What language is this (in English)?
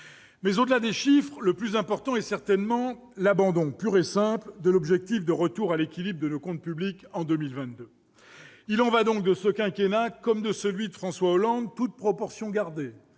French